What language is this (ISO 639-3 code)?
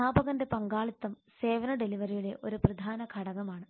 mal